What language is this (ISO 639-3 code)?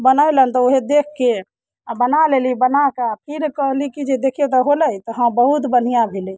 mai